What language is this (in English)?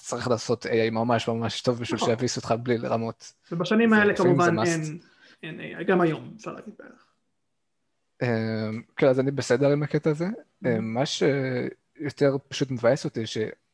Hebrew